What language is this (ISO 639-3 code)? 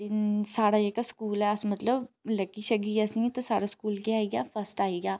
doi